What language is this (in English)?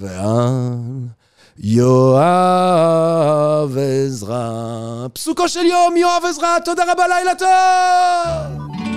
Hebrew